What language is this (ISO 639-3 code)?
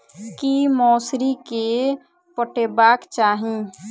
mai